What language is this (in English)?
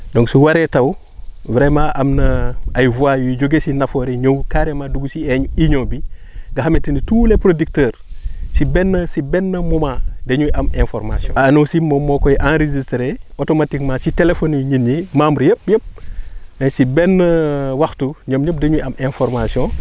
Wolof